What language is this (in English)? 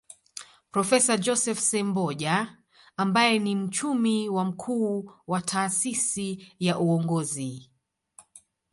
Swahili